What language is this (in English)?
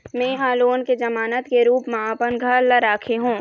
Chhattisgarhi